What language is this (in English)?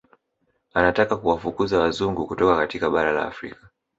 Swahili